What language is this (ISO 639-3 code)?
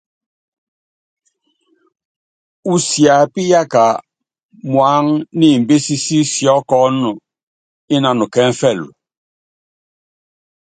yav